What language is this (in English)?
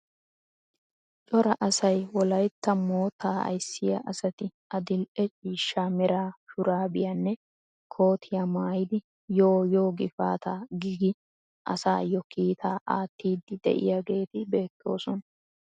Wolaytta